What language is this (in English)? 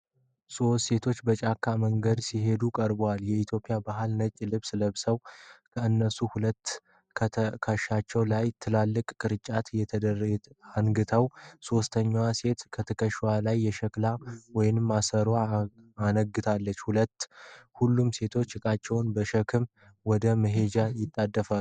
Amharic